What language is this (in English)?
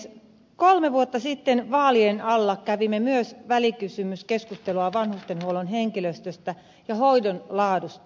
Finnish